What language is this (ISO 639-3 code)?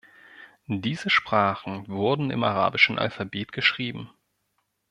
deu